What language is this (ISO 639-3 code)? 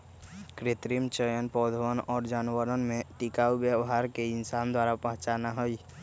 mag